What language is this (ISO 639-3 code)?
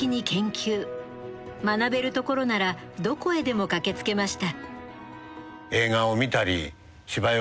jpn